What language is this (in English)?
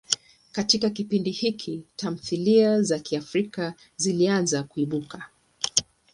Swahili